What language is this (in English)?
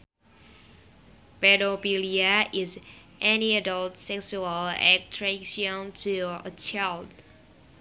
Sundanese